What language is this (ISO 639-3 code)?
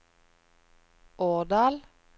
nor